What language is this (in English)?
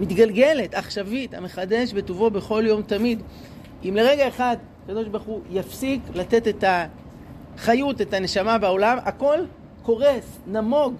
Hebrew